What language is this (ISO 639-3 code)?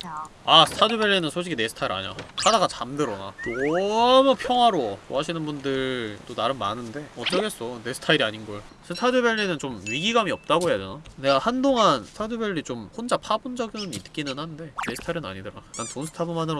kor